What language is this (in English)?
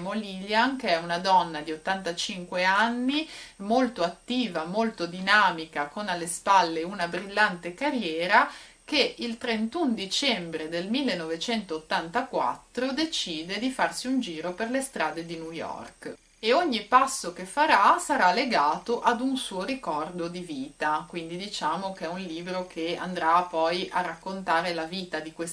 Italian